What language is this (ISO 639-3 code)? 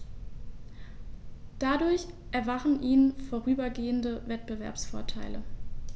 deu